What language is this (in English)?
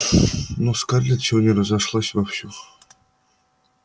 Russian